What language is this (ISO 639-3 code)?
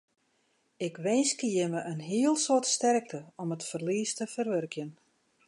fry